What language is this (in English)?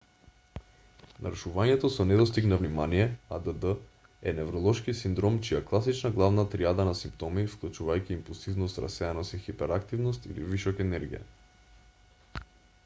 Macedonian